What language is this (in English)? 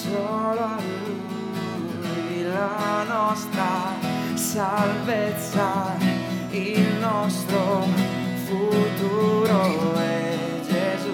Italian